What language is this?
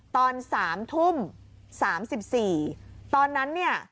Thai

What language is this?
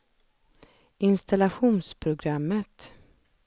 Swedish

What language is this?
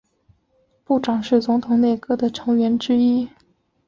Chinese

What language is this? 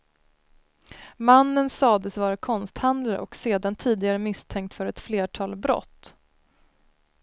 Swedish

